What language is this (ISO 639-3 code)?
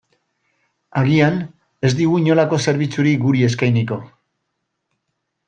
eus